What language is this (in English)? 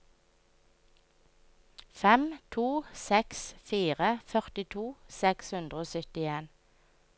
Norwegian